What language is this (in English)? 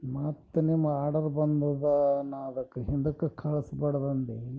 Kannada